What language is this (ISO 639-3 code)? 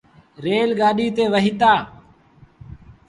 sbn